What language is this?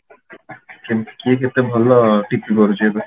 Odia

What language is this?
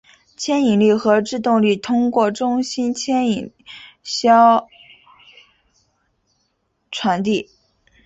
Chinese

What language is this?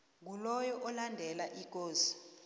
South Ndebele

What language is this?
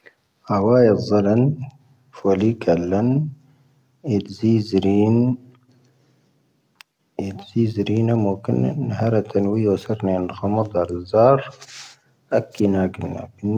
Tahaggart Tamahaq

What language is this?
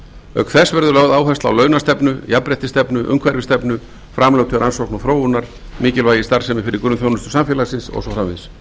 Icelandic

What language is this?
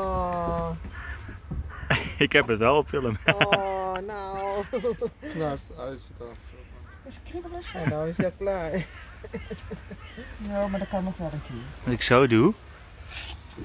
Dutch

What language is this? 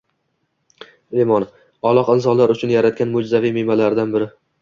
Uzbek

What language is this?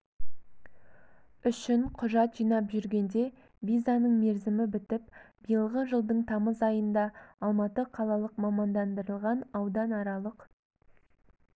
Kazakh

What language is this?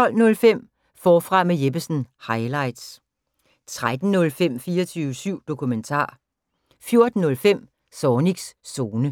Danish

